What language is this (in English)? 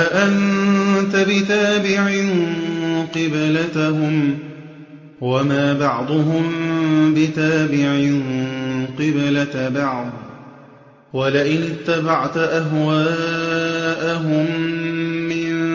Arabic